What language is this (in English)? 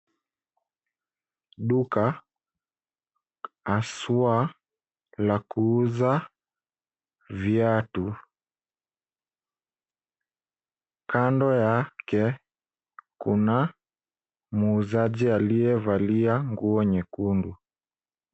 Swahili